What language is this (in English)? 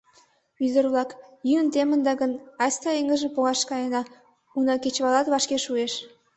Mari